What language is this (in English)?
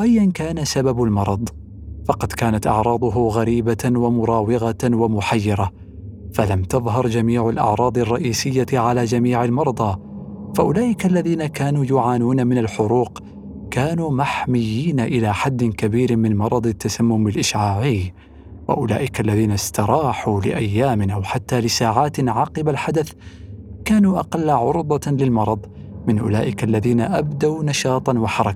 Arabic